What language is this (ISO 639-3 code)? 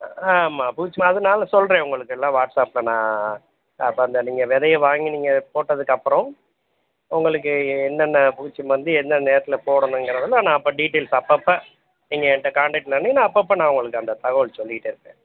tam